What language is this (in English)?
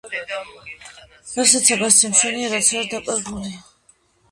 Georgian